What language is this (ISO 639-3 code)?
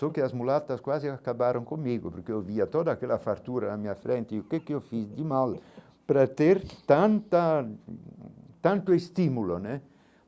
por